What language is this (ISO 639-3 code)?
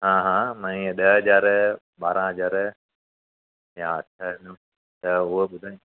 snd